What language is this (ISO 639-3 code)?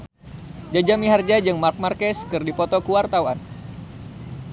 sun